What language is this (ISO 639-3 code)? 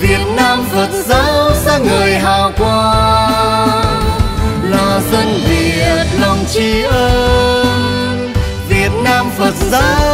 vie